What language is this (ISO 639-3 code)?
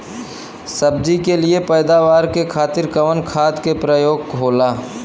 bho